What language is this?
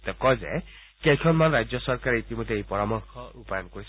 Assamese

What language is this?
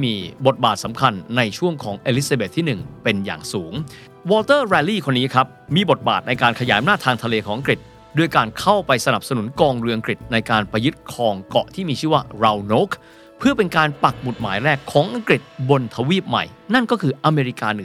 Thai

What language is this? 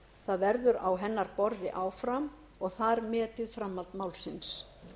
Icelandic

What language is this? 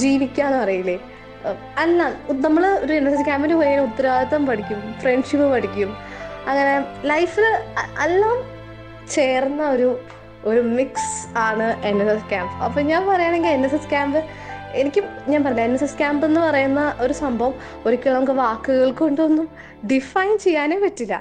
Malayalam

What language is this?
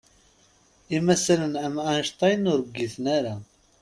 Kabyle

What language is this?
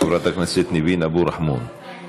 Hebrew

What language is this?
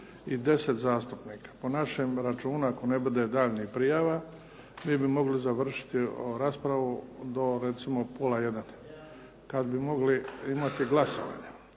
Croatian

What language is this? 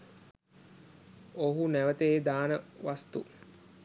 Sinhala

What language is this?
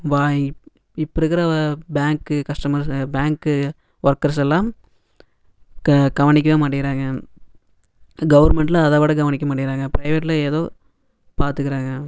Tamil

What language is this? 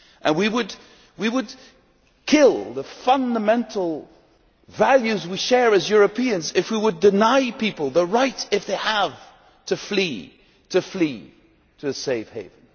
English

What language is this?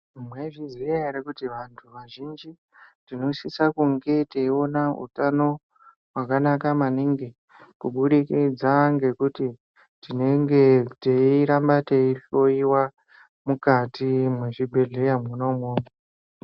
Ndau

